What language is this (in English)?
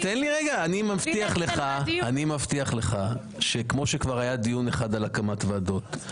Hebrew